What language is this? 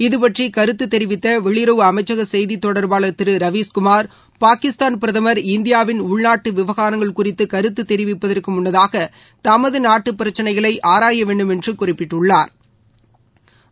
Tamil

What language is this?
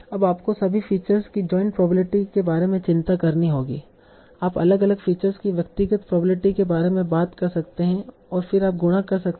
Hindi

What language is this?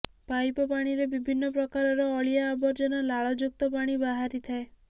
Odia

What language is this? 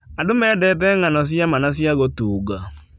Kikuyu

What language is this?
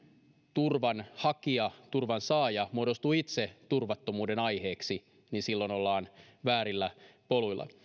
Finnish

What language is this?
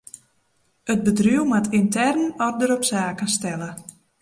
Western Frisian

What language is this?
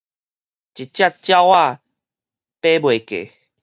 Min Nan Chinese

